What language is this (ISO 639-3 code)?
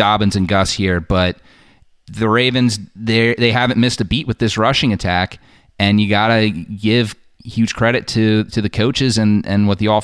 eng